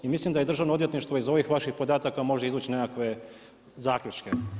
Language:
Croatian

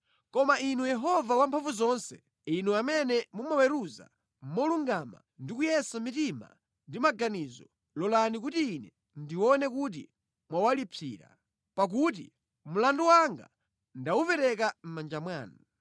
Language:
Nyanja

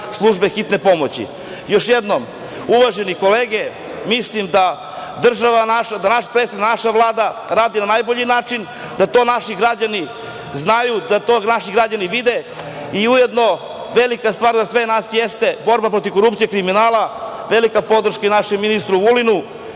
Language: Serbian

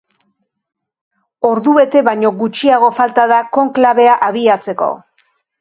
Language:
Basque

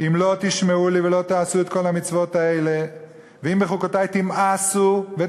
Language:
Hebrew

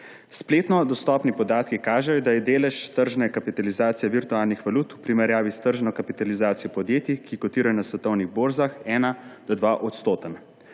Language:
Slovenian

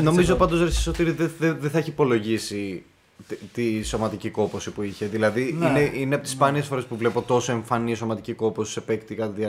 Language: Greek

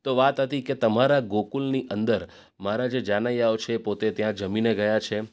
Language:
Gujarati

